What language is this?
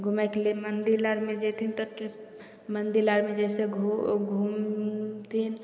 Maithili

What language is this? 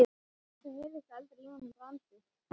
Icelandic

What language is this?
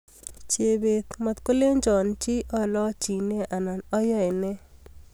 Kalenjin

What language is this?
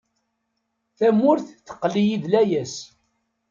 Kabyle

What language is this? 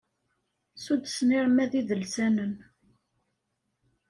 Kabyle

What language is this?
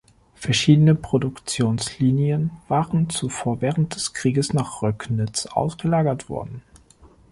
German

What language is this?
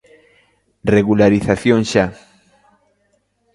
Galician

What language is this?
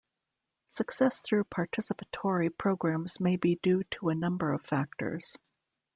English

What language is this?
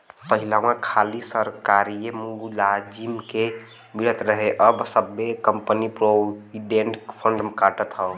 Bhojpuri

